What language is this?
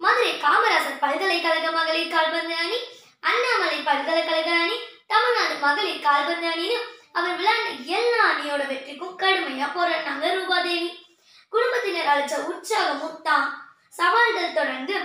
Tamil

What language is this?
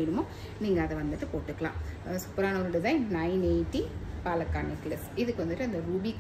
Tamil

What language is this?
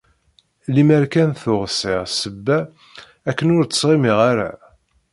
Kabyle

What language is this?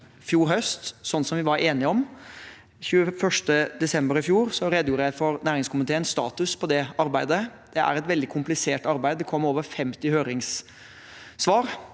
Norwegian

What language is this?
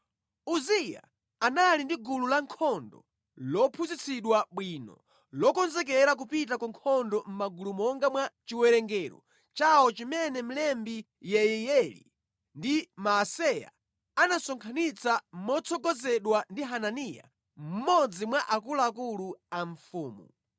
Nyanja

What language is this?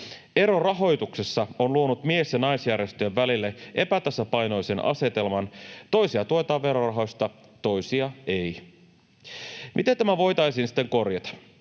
Finnish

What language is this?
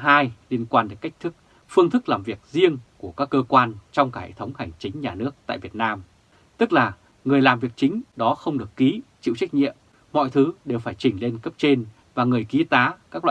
Vietnamese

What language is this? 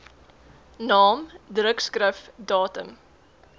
Afrikaans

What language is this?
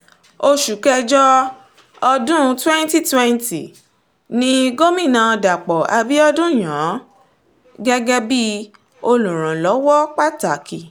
Yoruba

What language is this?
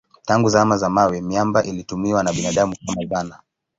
Swahili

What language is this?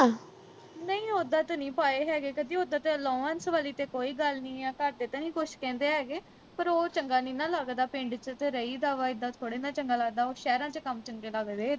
Punjabi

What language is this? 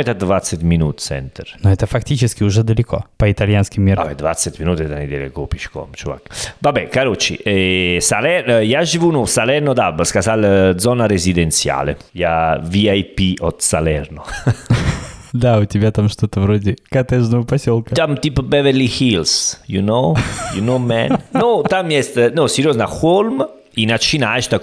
Russian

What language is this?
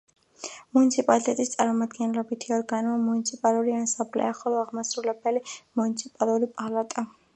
Georgian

